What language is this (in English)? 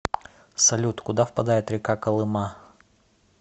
Russian